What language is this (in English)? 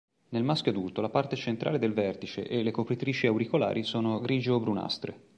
Italian